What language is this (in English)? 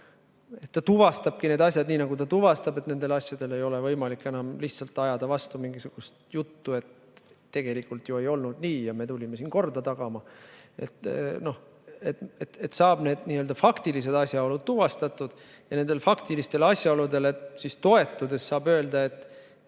Estonian